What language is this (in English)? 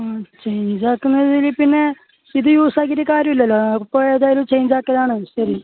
Malayalam